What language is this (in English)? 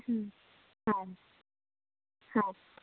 Kannada